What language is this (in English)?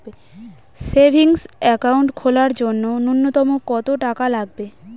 Bangla